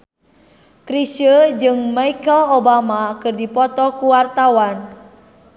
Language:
Sundanese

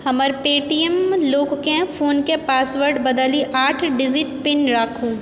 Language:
Maithili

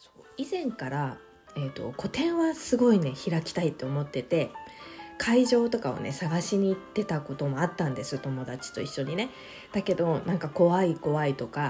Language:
Japanese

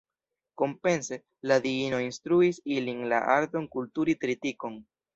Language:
Esperanto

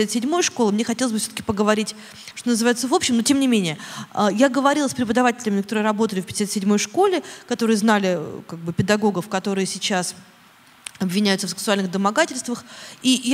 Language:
Russian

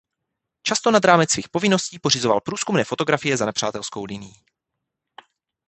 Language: Czech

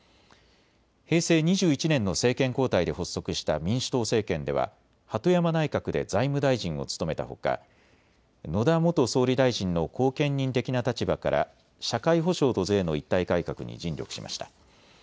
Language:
Japanese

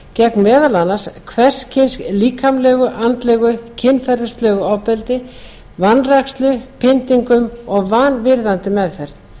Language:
Icelandic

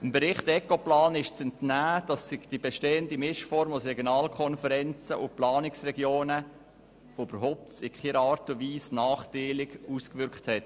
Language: Swiss German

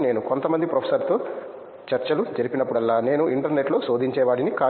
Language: Telugu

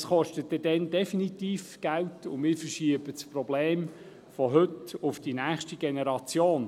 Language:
Swiss German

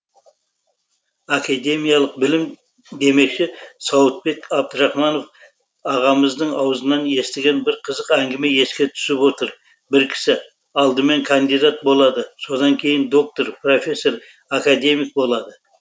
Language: Kazakh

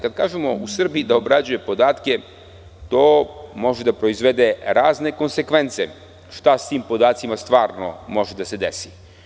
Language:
Serbian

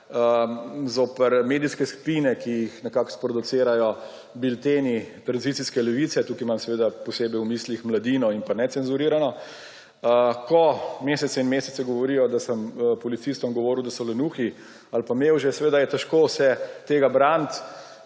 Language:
Slovenian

